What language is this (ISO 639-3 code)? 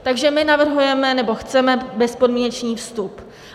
ces